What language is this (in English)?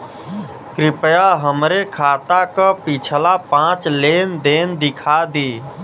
Bhojpuri